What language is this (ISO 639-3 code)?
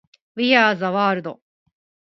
jpn